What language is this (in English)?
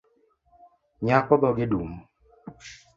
Luo (Kenya and Tanzania)